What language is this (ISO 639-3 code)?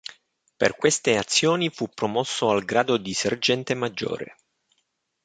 ita